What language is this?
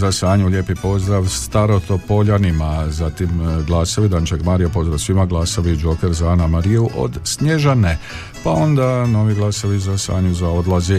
Croatian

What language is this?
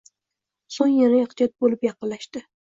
Uzbek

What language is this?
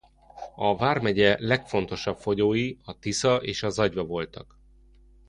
Hungarian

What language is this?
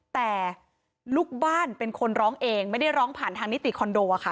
Thai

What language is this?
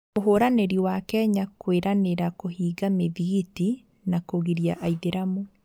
Kikuyu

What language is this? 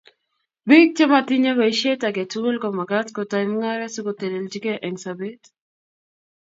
Kalenjin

